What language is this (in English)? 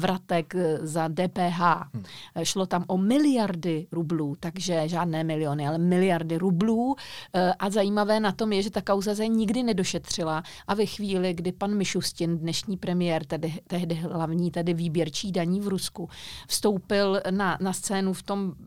Czech